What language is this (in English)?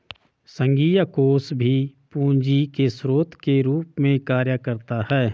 Hindi